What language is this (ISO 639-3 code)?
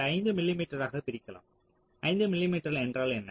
tam